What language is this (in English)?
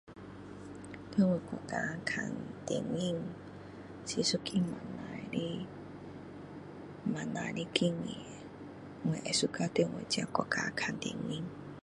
Min Dong Chinese